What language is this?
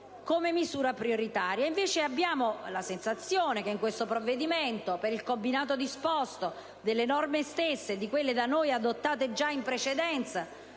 Italian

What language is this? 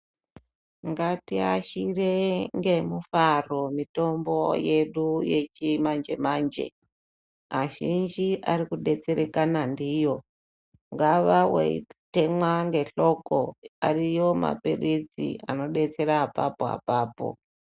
Ndau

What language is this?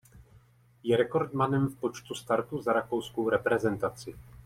Czech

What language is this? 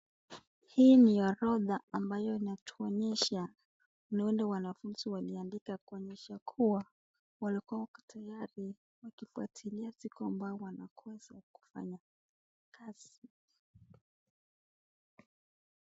Swahili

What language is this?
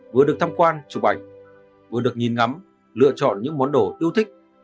Vietnamese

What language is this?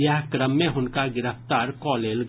Maithili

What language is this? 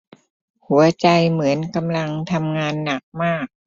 Thai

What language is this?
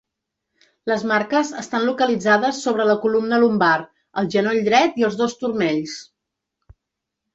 Catalan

